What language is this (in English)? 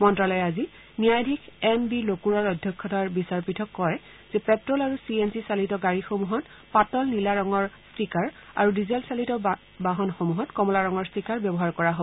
Assamese